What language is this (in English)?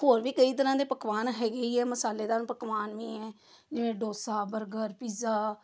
Punjabi